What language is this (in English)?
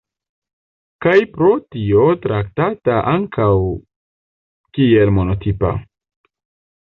Esperanto